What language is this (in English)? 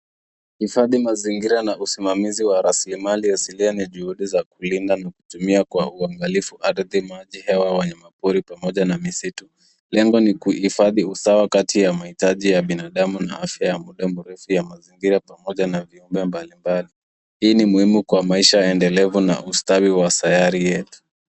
Swahili